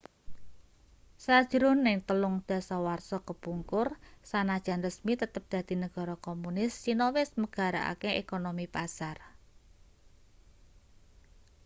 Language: Javanese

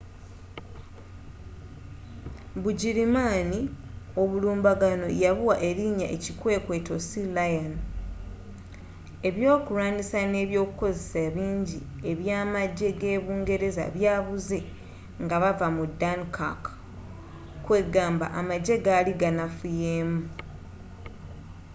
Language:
Ganda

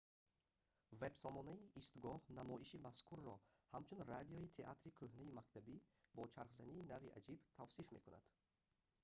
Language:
Tajik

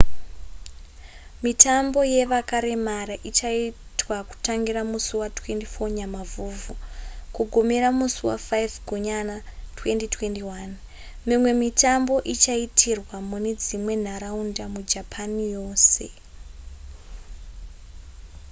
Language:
Shona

